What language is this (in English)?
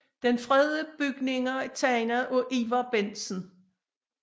Danish